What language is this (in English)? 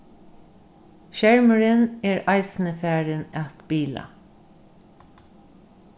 Faroese